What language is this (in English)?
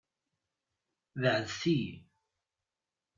Kabyle